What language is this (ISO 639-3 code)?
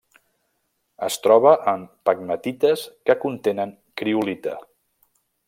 cat